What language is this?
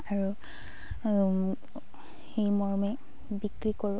Assamese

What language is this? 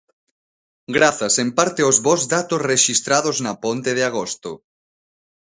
Galician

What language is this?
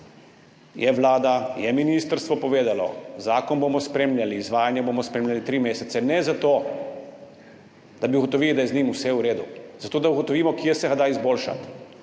Slovenian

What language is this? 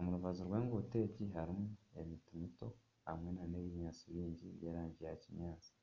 Nyankole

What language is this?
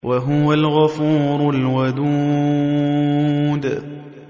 Arabic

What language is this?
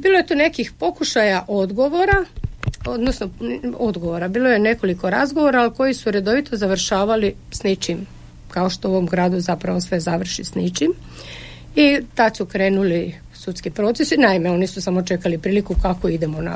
Croatian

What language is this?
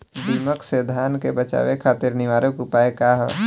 Bhojpuri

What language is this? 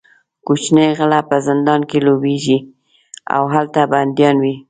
Pashto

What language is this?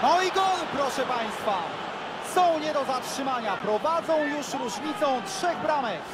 Polish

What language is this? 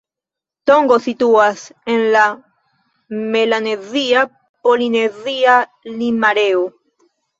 Esperanto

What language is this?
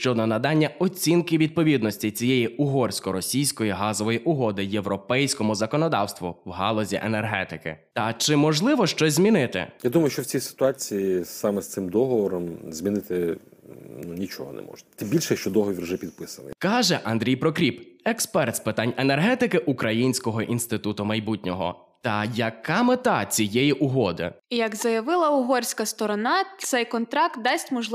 Ukrainian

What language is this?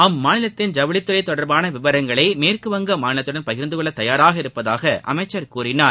Tamil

